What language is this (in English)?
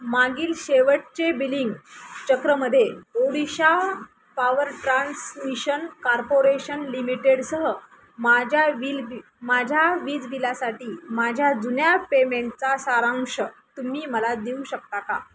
Marathi